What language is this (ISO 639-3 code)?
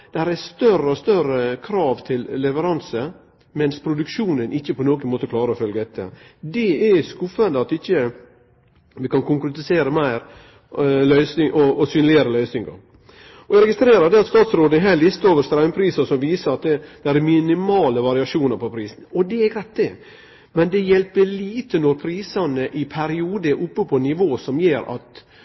nno